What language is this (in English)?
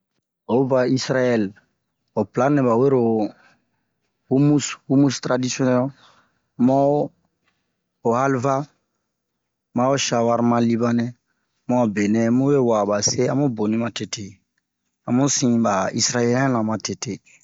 Bomu